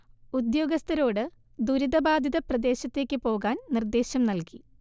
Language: Malayalam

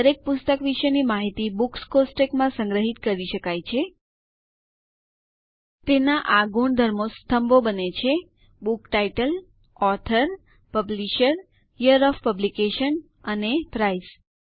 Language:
Gujarati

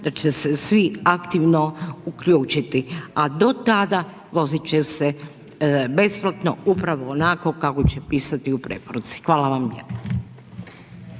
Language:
Croatian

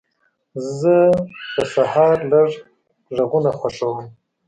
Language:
Pashto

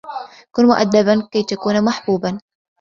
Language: Arabic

